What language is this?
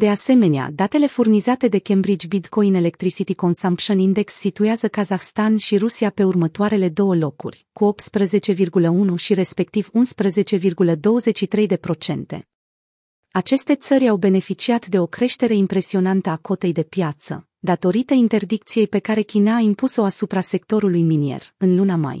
Romanian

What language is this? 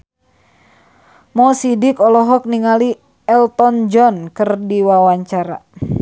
Sundanese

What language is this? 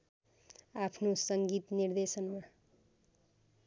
Nepali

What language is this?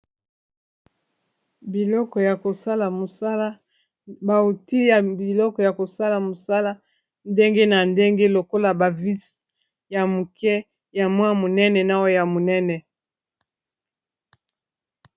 Lingala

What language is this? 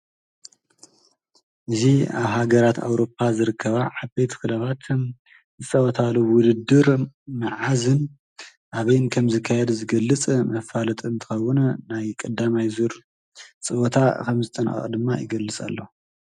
Tigrinya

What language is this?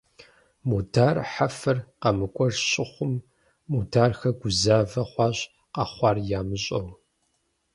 Kabardian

